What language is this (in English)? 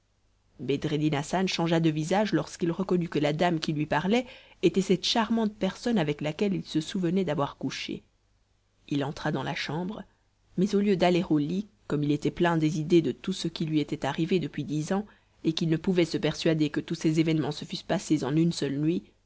French